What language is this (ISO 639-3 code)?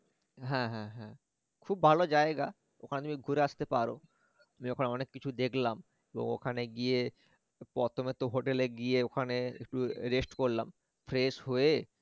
ben